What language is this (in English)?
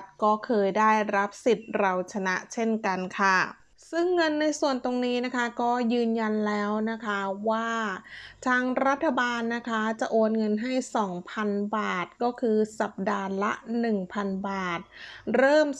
Thai